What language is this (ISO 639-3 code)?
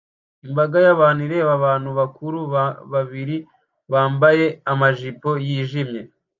kin